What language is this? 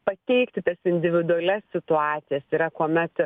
Lithuanian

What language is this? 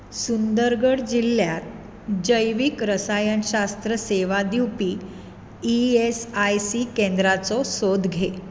Konkani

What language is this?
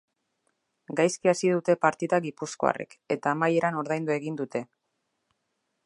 Basque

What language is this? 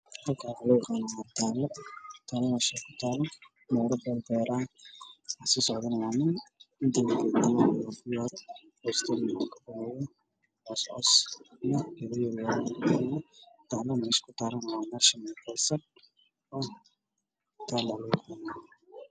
Somali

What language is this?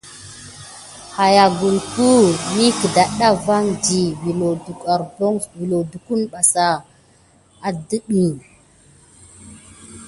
Gidar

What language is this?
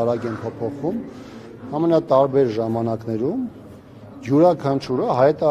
Romanian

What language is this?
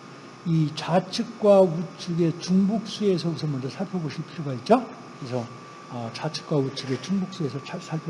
Korean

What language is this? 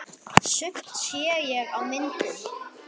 Icelandic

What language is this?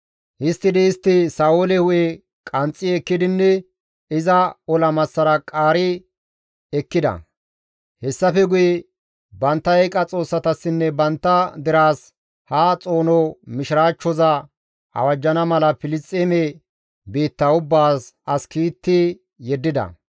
Gamo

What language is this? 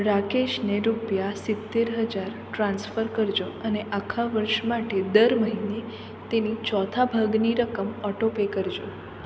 Gujarati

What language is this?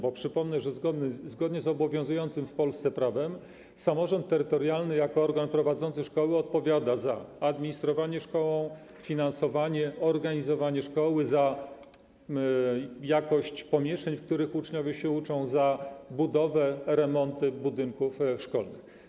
Polish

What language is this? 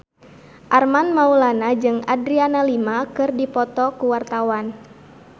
Sundanese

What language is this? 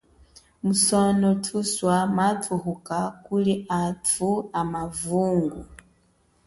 Chokwe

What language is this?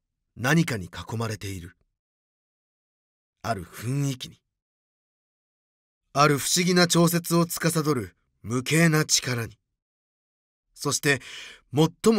Japanese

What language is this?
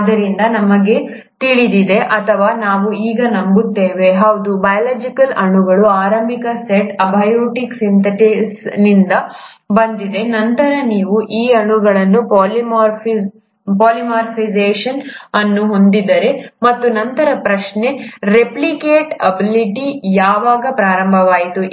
Kannada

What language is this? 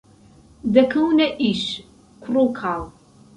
Central Kurdish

